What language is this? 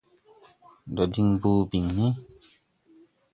Tupuri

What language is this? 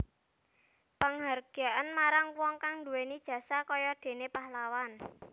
Javanese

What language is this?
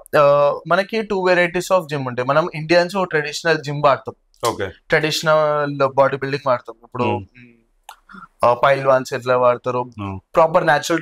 Telugu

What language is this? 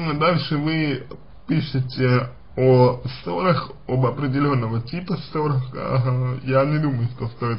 Russian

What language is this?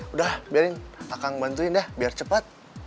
Indonesian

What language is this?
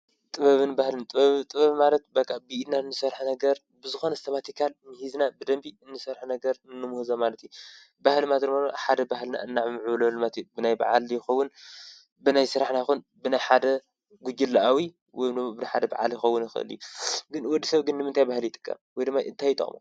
Tigrinya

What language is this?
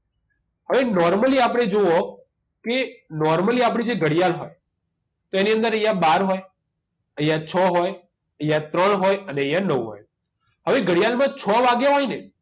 Gujarati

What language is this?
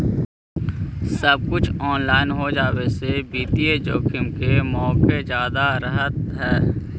Magahi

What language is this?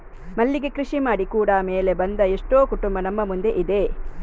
Kannada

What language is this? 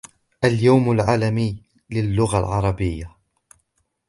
Arabic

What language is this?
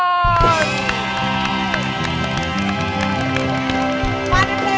Thai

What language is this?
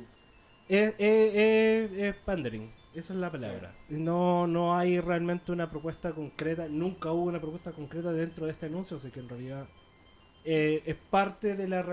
Spanish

